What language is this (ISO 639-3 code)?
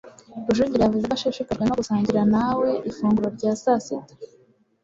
kin